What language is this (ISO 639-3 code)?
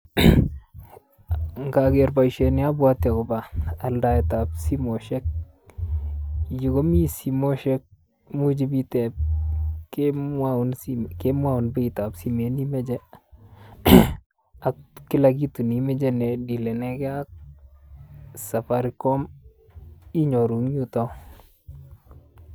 kln